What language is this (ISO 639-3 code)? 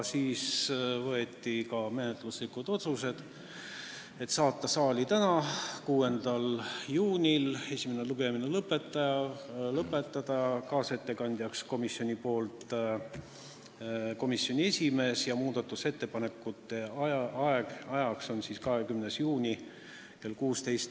est